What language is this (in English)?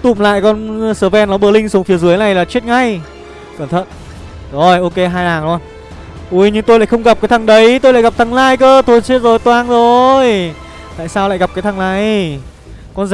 Vietnamese